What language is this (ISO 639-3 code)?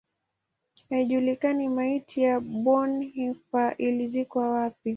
swa